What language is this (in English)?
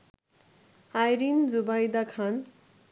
Bangla